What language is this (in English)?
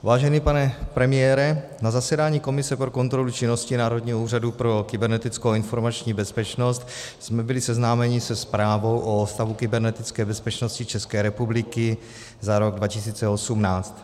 Czech